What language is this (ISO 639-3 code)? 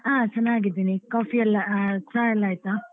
kan